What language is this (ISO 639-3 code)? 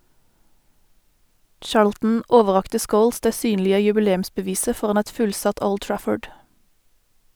nor